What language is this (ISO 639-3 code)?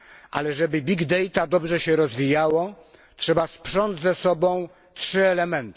pol